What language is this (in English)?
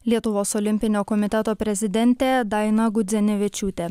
Lithuanian